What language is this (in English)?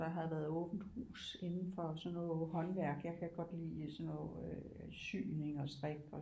Danish